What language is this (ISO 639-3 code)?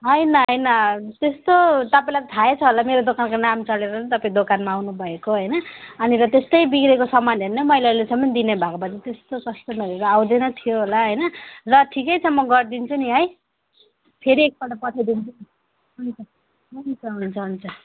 nep